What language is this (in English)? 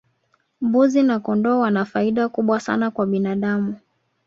Swahili